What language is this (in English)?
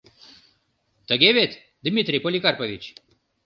Mari